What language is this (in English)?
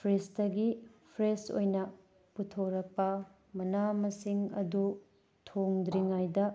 Manipuri